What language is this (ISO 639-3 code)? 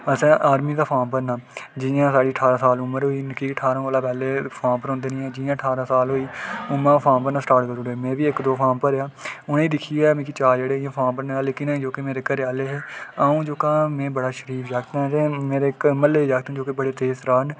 doi